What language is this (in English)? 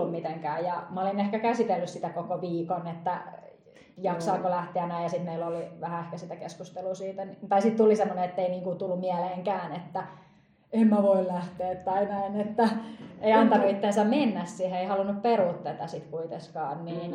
Finnish